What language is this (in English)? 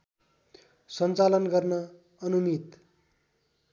Nepali